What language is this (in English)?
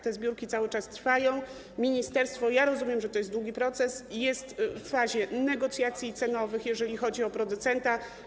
Polish